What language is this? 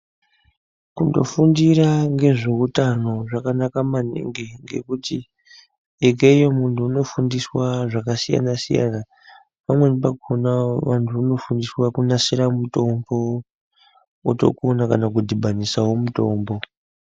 Ndau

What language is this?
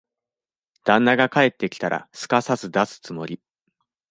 Japanese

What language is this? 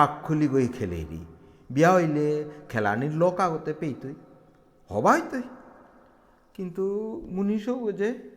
Bangla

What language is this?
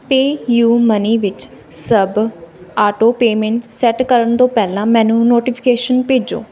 Punjabi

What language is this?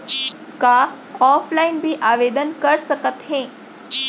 Chhattisgarhi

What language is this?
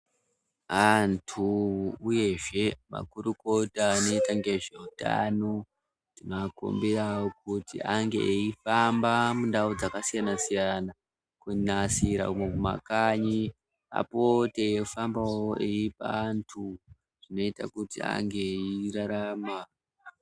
Ndau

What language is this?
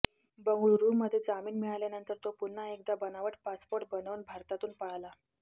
Marathi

